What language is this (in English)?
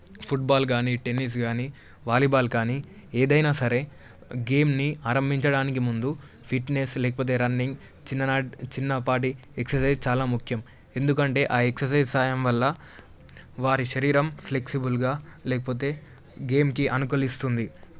Telugu